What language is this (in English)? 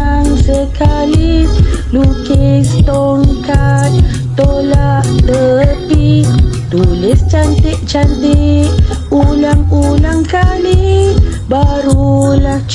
Malay